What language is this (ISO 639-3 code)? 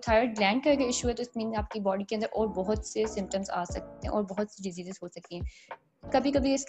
urd